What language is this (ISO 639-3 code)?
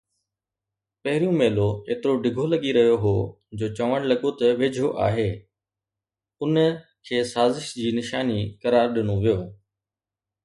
snd